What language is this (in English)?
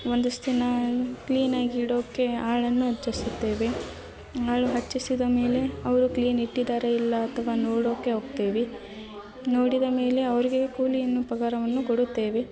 Kannada